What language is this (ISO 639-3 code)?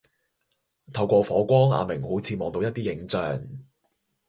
yue